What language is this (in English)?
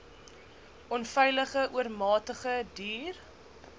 Afrikaans